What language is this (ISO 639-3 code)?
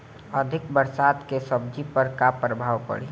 bho